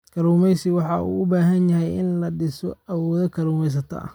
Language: Somali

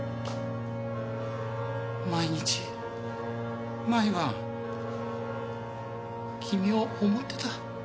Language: Japanese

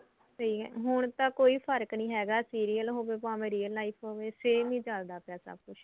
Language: Punjabi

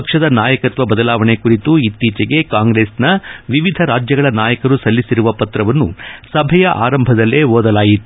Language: Kannada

